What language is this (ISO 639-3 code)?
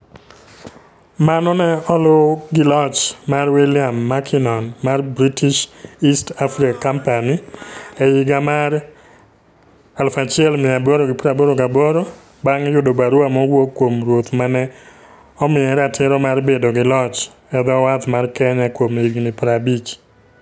luo